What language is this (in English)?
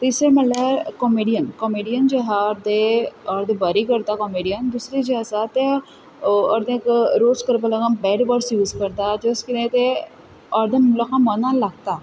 Konkani